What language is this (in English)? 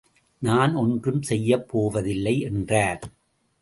Tamil